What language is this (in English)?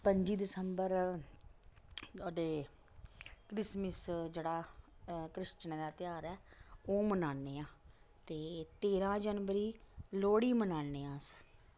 Dogri